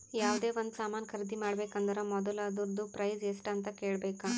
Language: Kannada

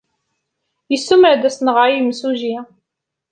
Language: Kabyle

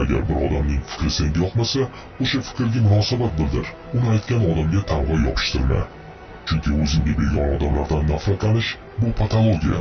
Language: Uzbek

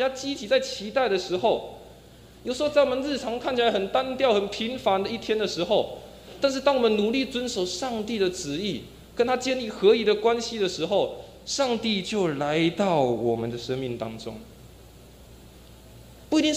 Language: Chinese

